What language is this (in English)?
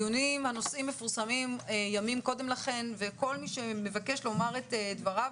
Hebrew